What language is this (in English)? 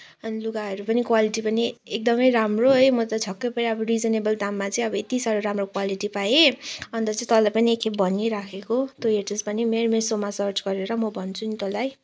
Nepali